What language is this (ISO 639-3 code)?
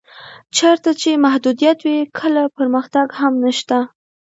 pus